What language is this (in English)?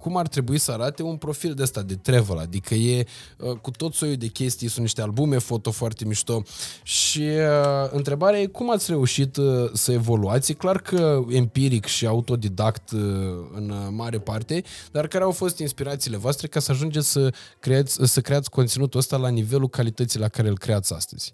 Romanian